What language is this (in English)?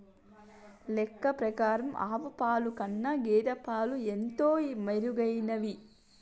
Telugu